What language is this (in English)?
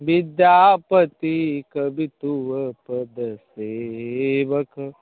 Maithili